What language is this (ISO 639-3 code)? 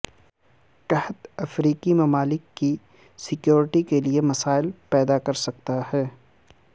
urd